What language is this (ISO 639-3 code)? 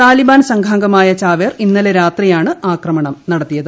mal